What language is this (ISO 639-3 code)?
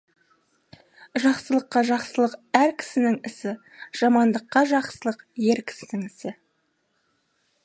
kaz